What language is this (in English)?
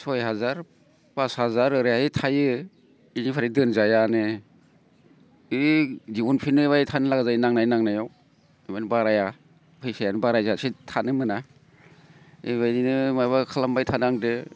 Bodo